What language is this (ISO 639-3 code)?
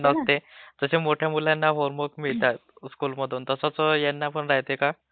mar